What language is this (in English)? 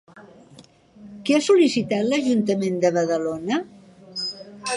Catalan